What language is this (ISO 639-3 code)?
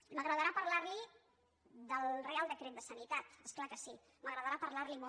cat